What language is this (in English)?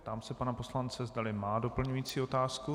Czech